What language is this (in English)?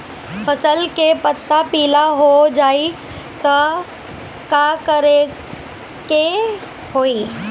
Bhojpuri